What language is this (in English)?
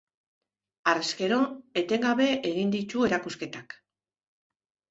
Basque